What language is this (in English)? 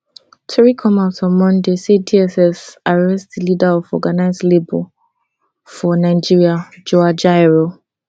Nigerian Pidgin